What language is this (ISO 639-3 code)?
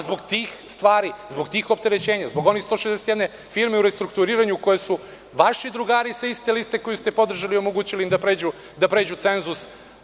srp